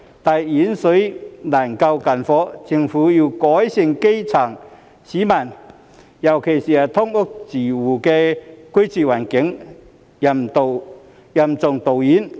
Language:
Cantonese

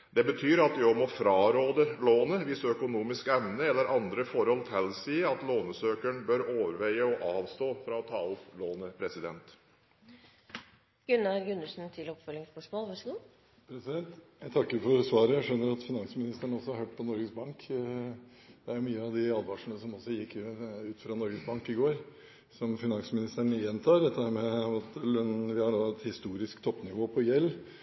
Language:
Norwegian Bokmål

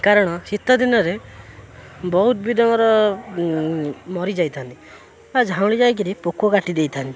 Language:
Odia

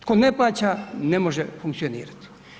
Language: Croatian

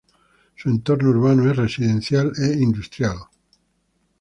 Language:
Spanish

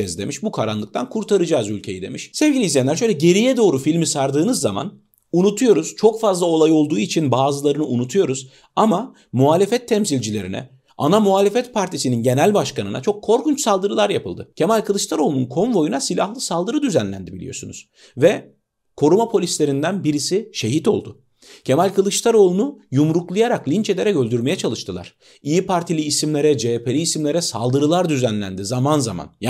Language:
Turkish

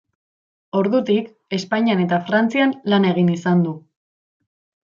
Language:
Basque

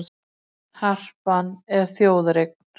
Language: Icelandic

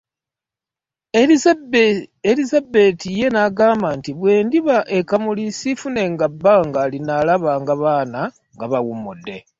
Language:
Ganda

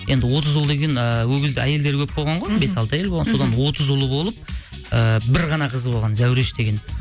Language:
Kazakh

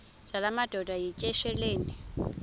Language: Xhosa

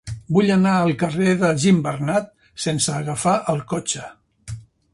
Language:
Catalan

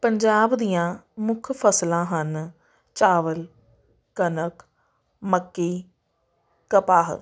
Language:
Punjabi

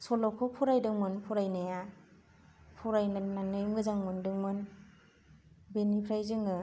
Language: Bodo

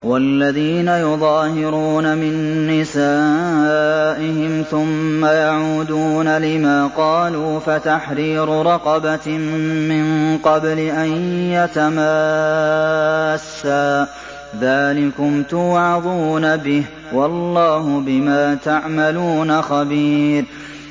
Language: Arabic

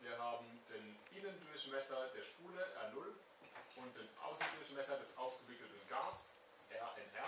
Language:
German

